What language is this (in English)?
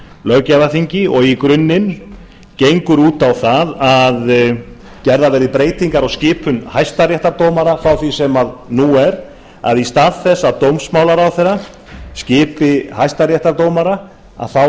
Icelandic